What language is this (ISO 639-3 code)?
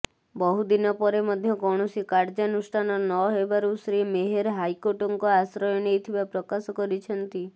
ori